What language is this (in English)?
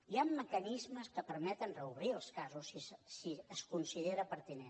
Catalan